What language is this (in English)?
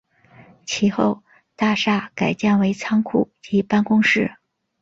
Chinese